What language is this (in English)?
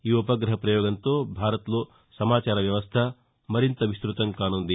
Telugu